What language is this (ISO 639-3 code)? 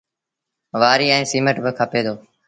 sbn